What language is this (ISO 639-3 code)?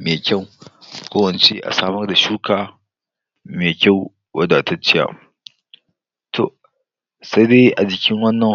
hau